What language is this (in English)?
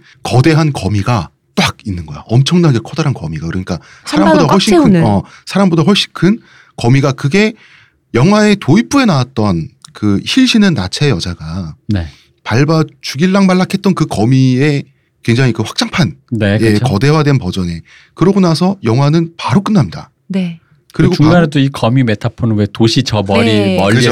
Korean